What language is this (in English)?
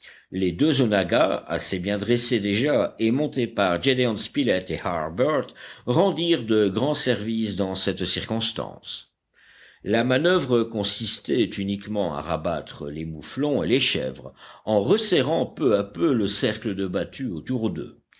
French